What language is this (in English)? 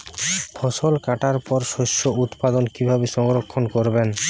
Bangla